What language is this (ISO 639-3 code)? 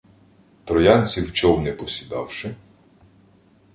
ukr